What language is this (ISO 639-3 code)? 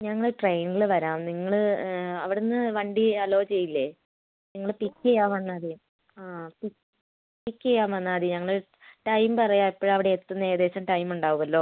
mal